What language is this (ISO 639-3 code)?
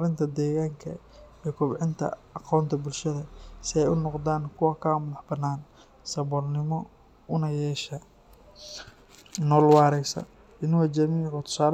som